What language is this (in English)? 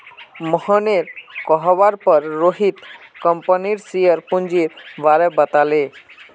Magahi